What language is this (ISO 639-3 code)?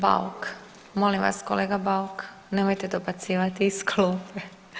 hrv